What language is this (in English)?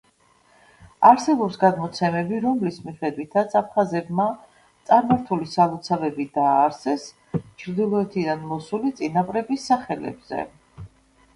Georgian